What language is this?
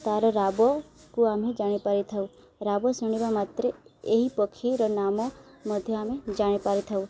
Odia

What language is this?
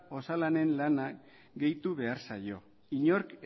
Basque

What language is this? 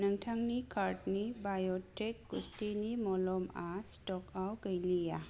Bodo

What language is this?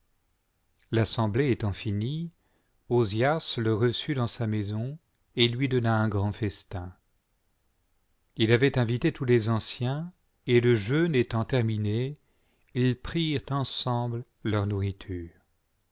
French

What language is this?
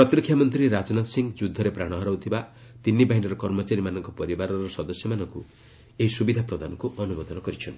Odia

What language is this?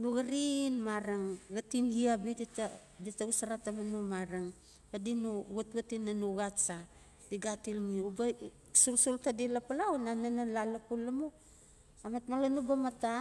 Notsi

